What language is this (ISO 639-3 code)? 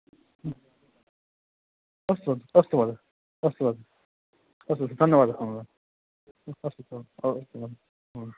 san